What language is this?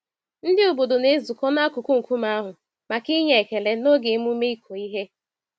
Igbo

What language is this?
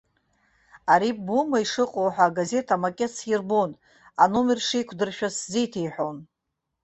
Abkhazian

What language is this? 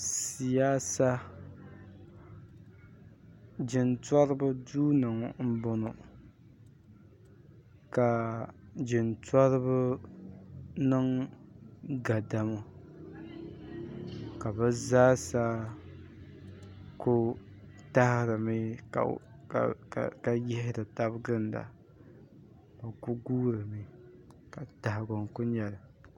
Dagbani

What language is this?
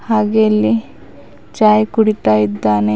Kannada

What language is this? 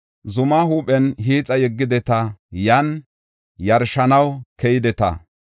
Gofa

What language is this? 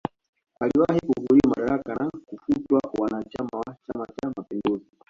Swahili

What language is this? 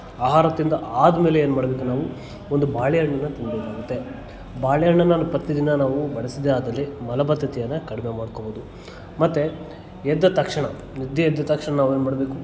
Kannada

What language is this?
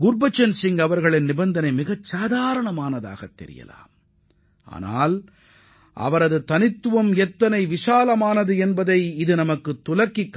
Tamil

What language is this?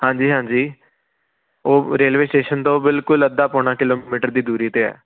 Punjabi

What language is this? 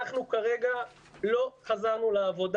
Hebrew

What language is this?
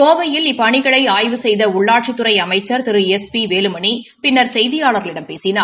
Tamil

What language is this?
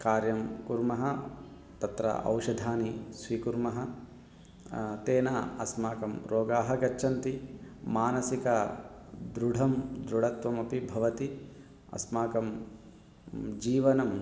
Sanskrit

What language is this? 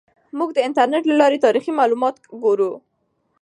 Pashto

